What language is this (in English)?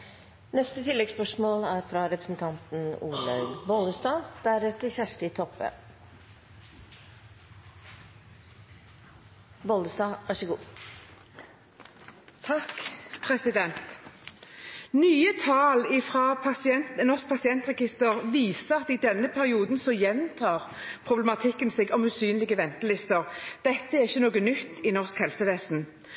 Norwegian